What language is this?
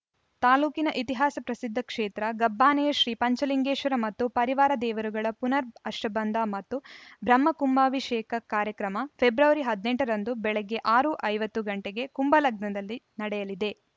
Kannada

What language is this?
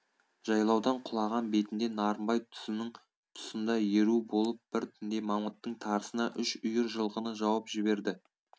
Kazakh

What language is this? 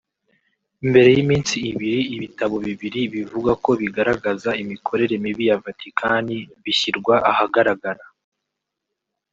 Kinyarwanda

